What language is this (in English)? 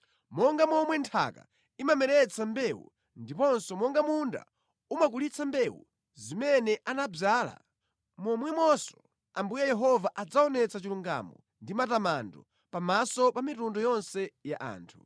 Nyanja